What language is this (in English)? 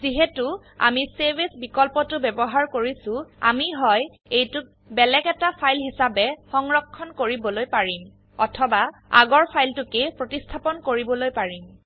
Assamese